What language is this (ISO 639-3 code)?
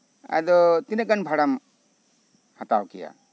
sat